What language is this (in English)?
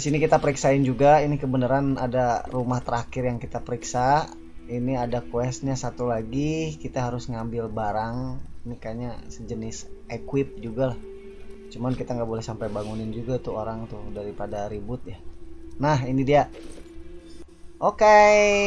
Indonesian